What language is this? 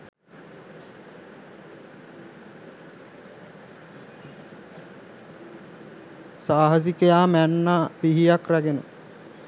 Sinhala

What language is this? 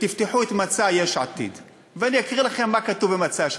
Hebrew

